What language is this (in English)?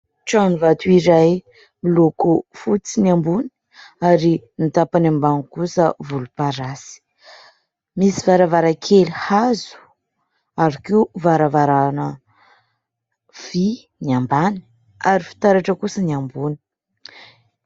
Malagasy